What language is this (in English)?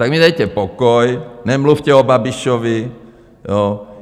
Czech